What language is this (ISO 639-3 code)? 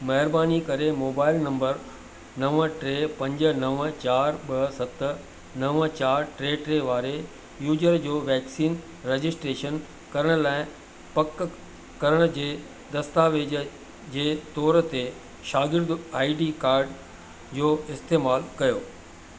snd